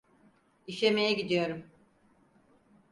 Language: Turkish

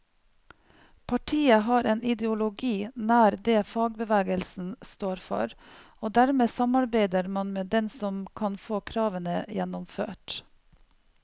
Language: Norwegian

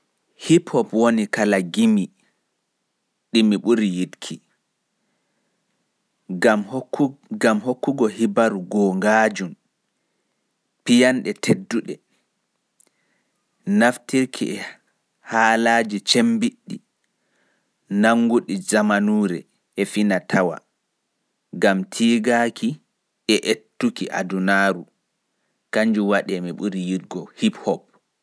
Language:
Fula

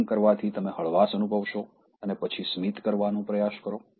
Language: Gujarati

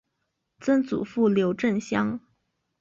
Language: Chinese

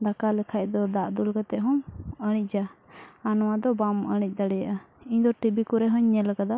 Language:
Santali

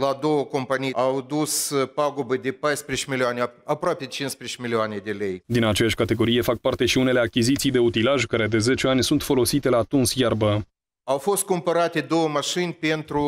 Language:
Romanian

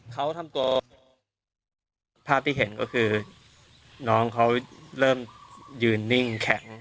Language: Thai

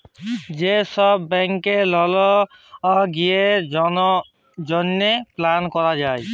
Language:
Bangla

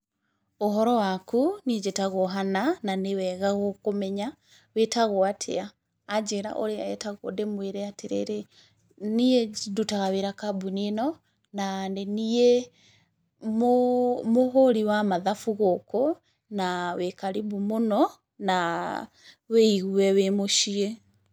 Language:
Kikuyu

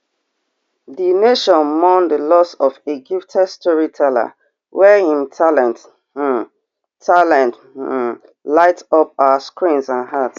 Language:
Nigerian Pidgin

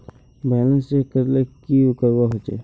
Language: Magahi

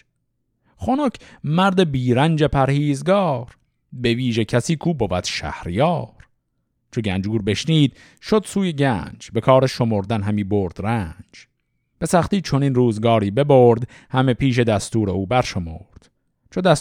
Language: Persian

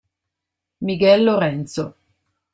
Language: Italian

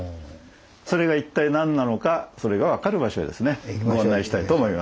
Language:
Japanese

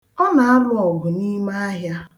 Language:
Igbo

